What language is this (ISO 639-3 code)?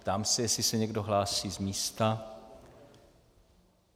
ces